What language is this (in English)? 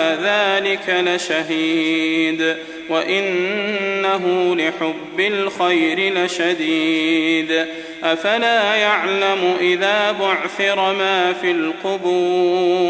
Arabic